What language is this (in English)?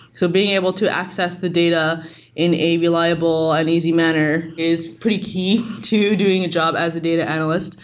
English